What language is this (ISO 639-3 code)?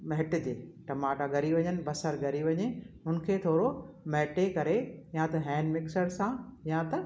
snd